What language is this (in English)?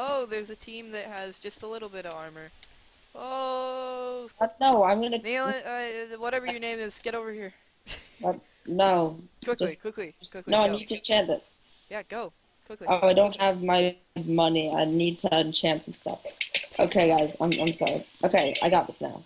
English